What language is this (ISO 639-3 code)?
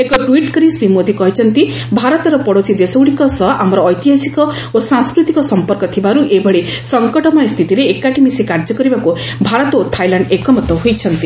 ori